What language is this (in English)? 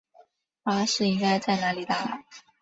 Chinese